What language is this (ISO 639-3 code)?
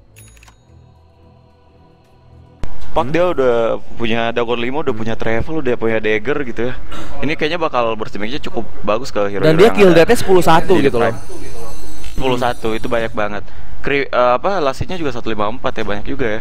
ind